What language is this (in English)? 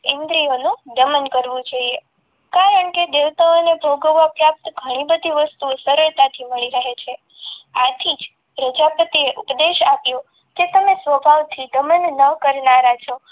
Gujarati